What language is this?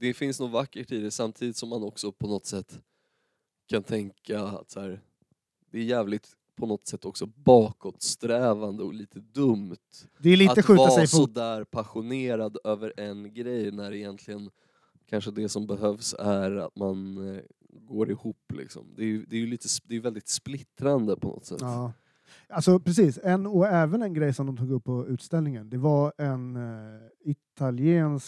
Swedish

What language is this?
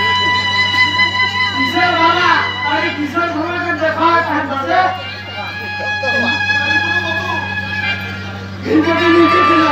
Indonesian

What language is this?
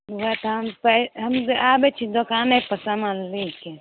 Maithili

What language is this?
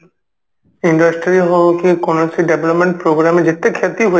Odia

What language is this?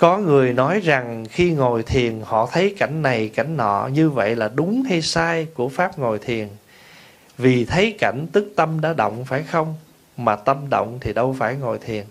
Vietnamese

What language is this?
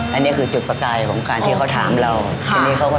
Thai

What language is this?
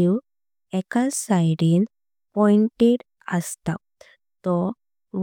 Konkani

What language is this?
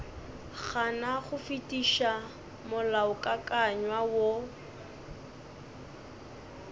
Northern Sotho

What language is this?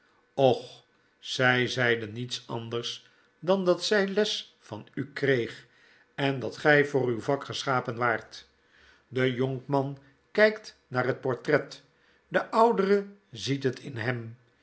Dutch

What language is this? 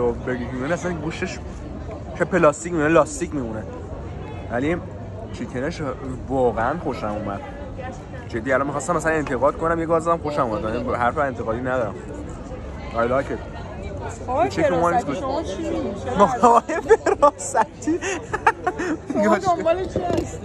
Persian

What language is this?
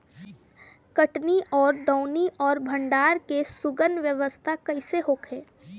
Bhojpuri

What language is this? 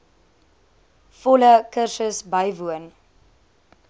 Afrikaans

